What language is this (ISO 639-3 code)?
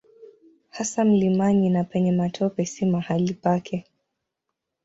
swa